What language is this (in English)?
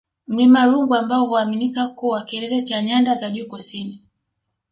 Swahili